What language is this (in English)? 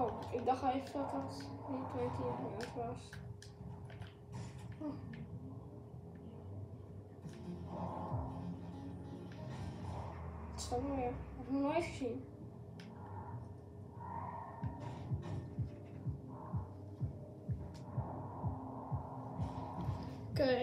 Dutch